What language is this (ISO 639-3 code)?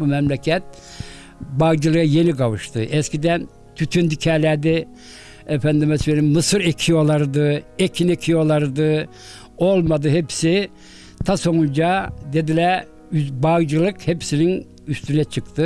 tur